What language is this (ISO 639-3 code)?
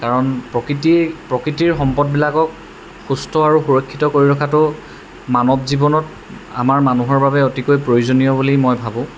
asm